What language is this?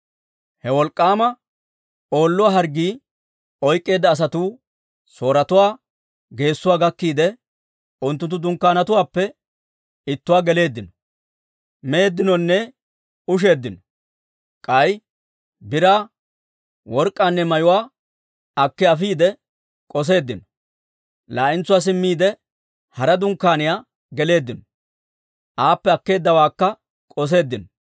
Dawro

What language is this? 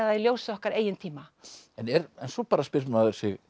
Icelandic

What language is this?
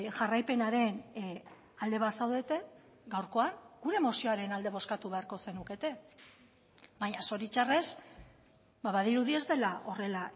Basque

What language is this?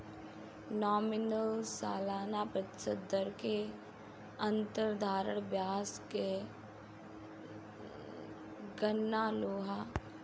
Bhojpuri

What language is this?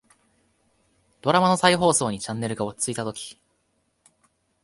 Japanese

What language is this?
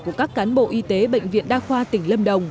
Vietnamese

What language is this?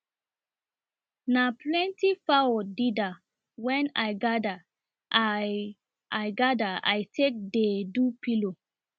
Nigerian Pidgin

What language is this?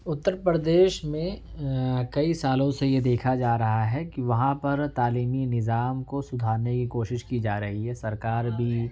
Urdu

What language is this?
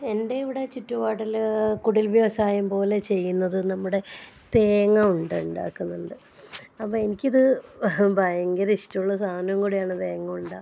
Malayalam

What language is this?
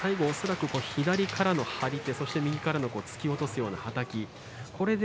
Japanese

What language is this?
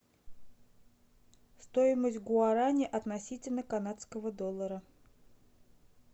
Russian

